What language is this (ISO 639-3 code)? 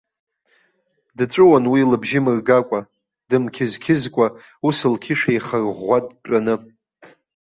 abk